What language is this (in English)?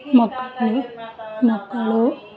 Kannada